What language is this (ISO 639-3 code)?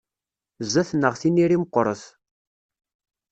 kab